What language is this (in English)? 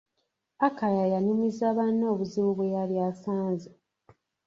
Ganda